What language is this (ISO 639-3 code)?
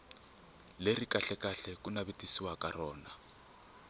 tso